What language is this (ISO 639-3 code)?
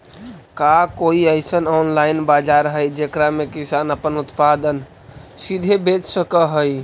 mag